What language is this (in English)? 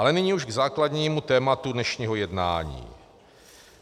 Czech